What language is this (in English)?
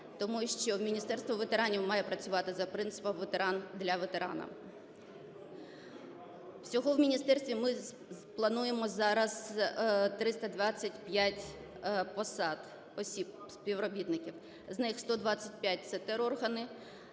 Ukrainian